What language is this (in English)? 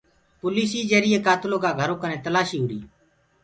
Gurgula